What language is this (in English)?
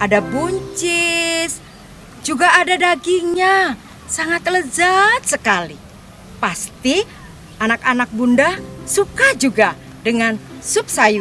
Indonesian